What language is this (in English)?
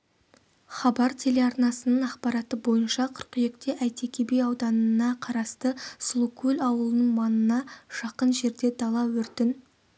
Kazakh